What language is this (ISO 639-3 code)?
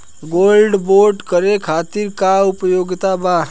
bho